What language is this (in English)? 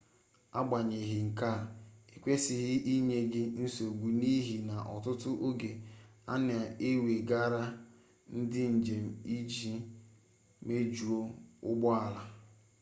Igbo